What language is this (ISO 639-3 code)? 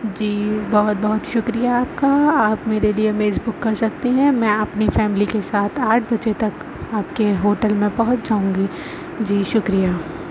urd